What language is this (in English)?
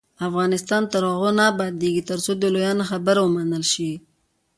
Pashto